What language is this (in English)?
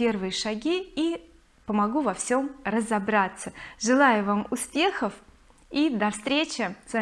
Russian